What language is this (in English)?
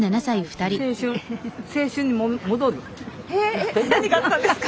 Japanese